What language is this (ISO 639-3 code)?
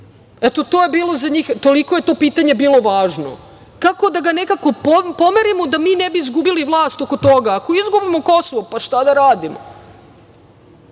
srp